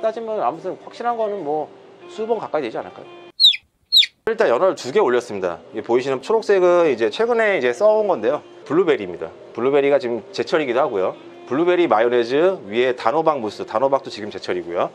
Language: Korean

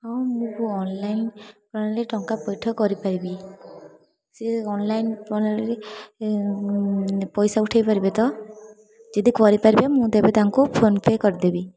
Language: Odia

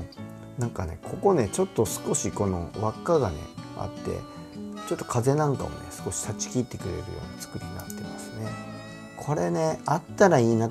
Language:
Japanese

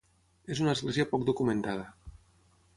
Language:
Catalan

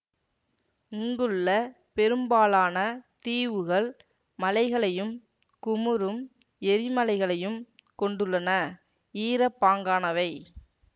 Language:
Tamil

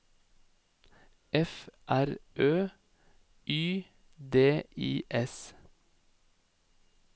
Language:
Norwegian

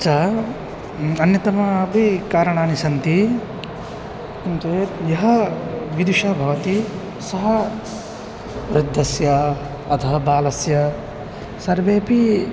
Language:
Sanskrit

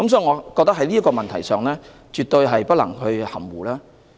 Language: Cantonese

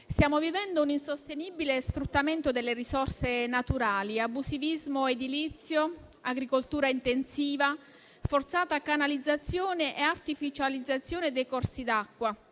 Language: Italian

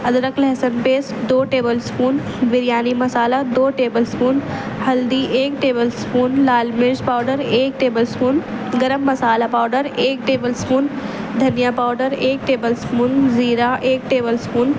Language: Urdu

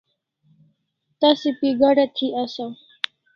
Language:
Kalasha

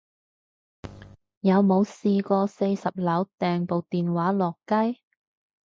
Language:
Cantonese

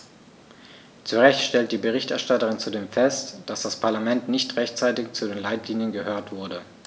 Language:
German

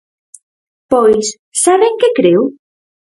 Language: Galician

